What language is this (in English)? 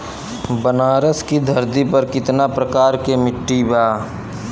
Bhojpuri